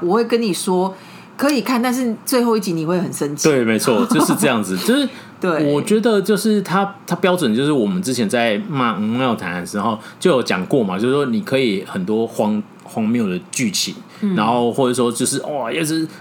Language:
Chinese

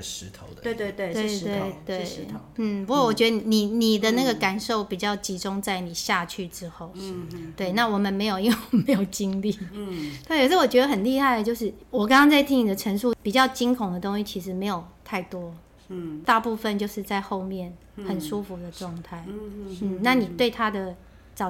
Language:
Chinese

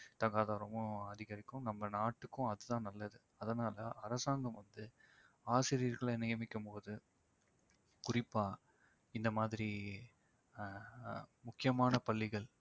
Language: Tamil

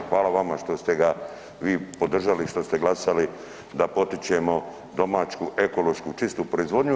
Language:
Croatian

